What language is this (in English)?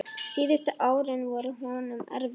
Icelandic